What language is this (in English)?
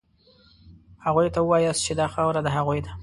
Pashto